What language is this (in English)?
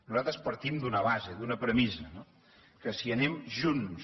Catalan